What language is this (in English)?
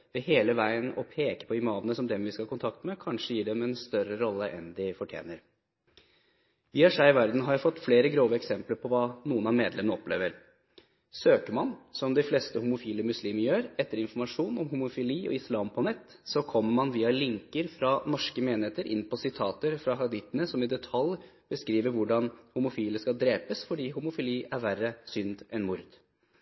Norwegian Bokmål